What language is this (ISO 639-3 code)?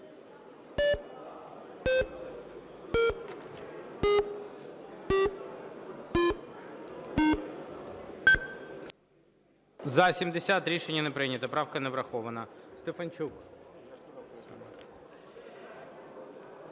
ukr